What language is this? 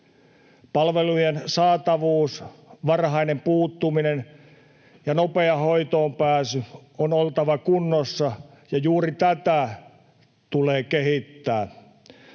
Finnish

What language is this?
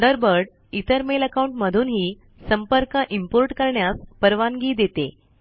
Marathi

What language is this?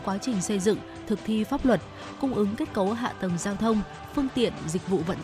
Vietnamese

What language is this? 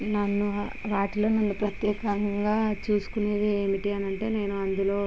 Telugu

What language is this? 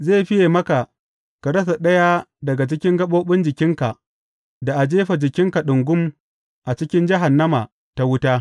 Hausa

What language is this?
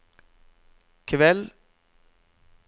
Norwegian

